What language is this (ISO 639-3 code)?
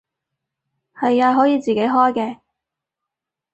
yue